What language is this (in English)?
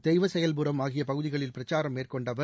Tamil